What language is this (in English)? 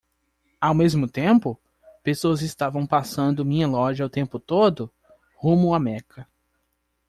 Portuguese